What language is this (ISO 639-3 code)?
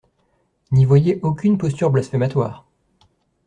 fra